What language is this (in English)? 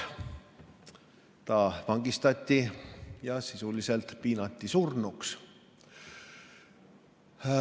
Estonian